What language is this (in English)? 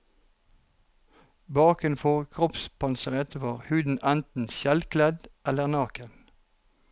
Norwegian